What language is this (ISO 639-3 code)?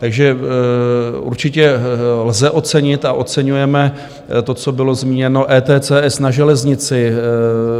ces